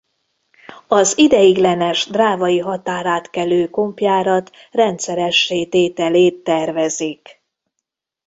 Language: Hungarian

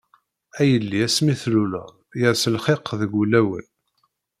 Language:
Kabyle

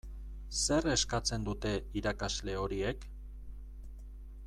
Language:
Basque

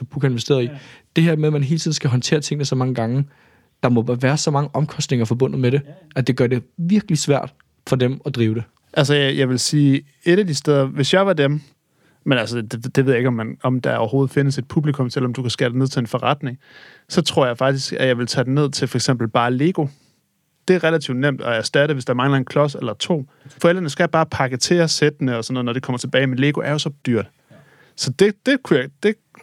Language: Danish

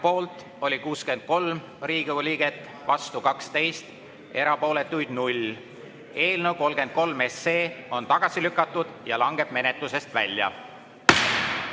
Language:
Estonian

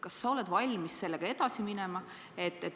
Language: Estonian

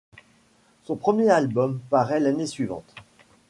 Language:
French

